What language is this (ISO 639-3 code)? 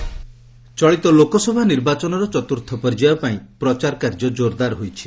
ori